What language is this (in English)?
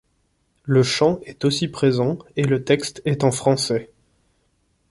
French